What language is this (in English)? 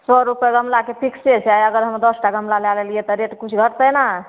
Maithili